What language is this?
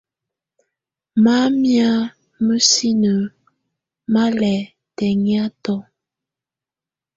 Tunen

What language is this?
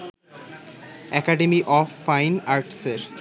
Bangla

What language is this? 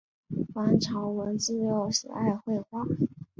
Chinese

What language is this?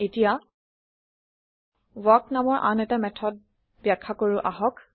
Assamese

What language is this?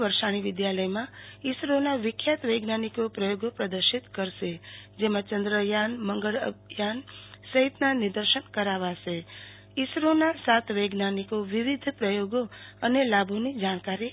Gujarati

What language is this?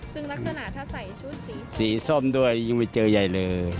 Thai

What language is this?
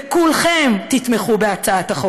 Hebrew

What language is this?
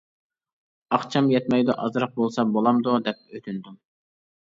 Uyghur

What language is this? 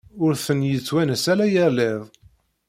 Kabyle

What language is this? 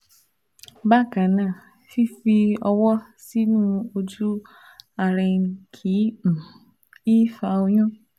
Yoruba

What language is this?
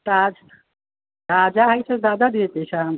Maithili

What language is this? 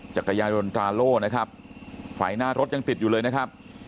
Thai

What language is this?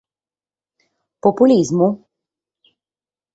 Sardinian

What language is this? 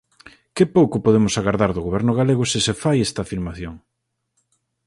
Galician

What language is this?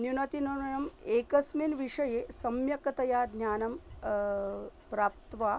Sanskrit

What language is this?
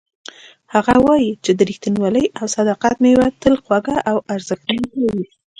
Pashto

